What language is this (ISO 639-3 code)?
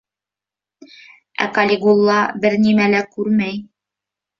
bak